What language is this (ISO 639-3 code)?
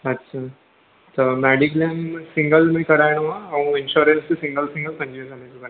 snd